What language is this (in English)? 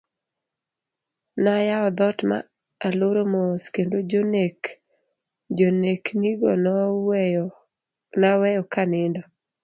Luo (Kenya and Tanzania)